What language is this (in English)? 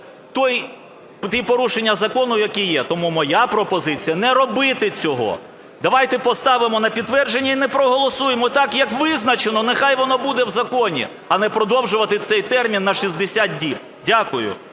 Ukrainian